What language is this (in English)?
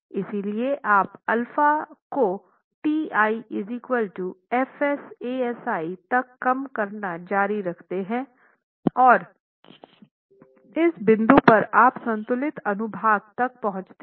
Hindi